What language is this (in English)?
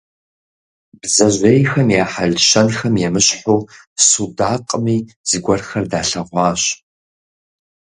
Kabardian